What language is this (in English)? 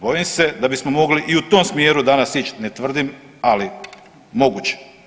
Croatian